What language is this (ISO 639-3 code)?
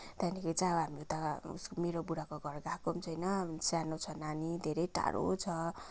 nep